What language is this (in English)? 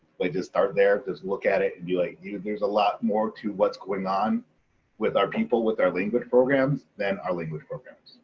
English